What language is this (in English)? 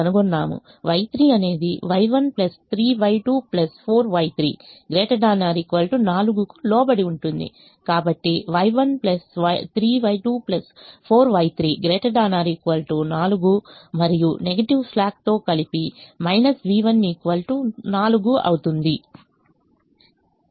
Telugu